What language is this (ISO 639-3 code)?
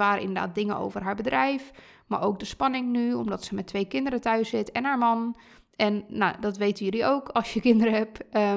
nld